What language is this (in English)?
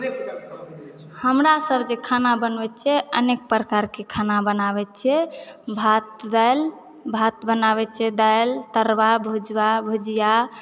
Maithili